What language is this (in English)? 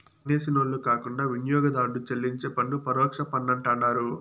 Telugu